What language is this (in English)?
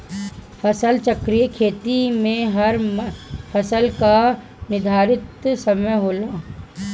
Bhojpuri